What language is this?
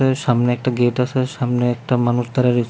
Bangla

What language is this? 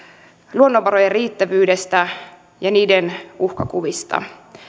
Finnish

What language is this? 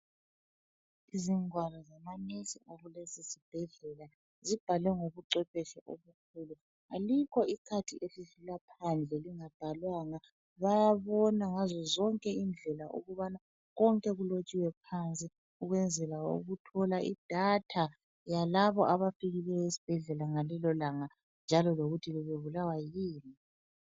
North Ndebele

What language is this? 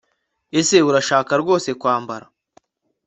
Kinyarwanda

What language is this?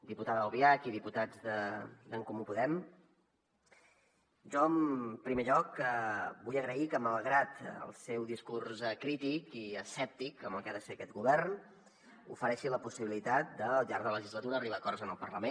Catalan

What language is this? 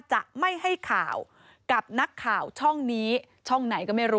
Thai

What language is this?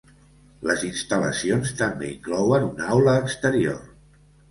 Catalan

